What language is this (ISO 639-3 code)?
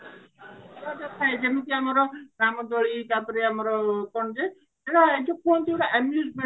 ori